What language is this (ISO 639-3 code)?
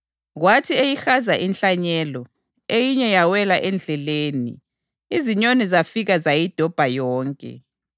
nde